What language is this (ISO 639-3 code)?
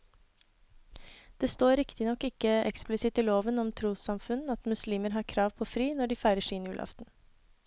nor